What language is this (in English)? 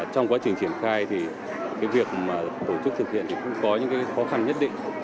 Vietnamese